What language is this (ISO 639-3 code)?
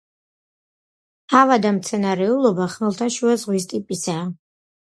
kat